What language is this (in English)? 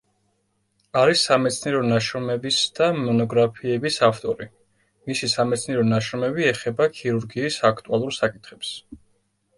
Georgian